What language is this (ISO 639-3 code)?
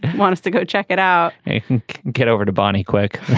eng